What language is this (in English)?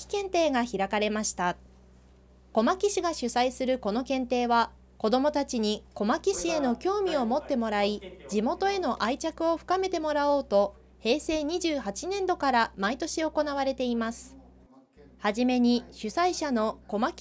Japanese